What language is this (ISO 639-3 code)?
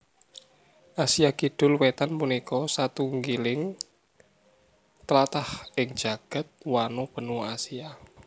jav